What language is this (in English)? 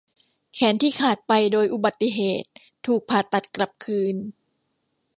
Thai